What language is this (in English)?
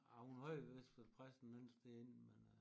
Danish